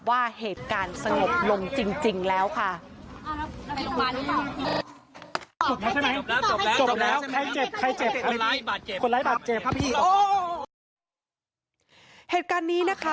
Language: Thai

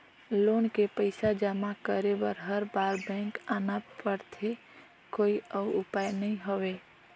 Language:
Chhattisgarhi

